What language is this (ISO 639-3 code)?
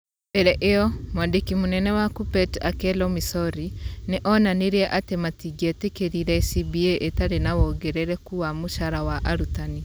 kik